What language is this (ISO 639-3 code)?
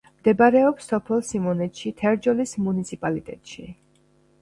kat